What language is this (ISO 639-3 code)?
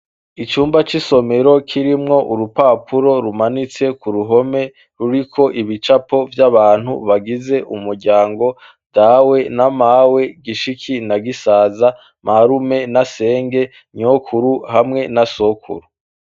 run